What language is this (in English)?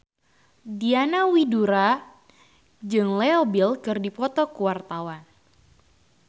Sundanese